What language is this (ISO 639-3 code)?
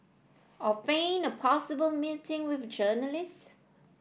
eng